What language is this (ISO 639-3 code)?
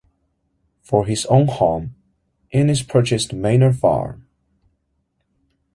eng